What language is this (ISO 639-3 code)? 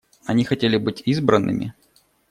rus